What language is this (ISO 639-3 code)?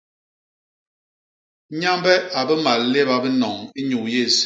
bas